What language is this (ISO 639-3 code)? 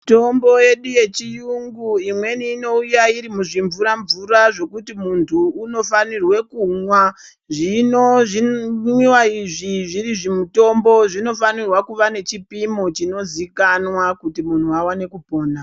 ndc